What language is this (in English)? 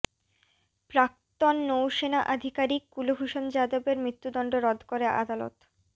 Bangla